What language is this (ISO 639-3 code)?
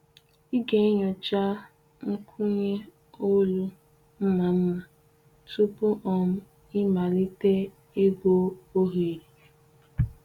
ibo